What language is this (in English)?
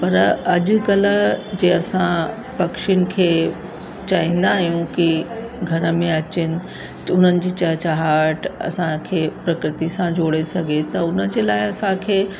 Sindhi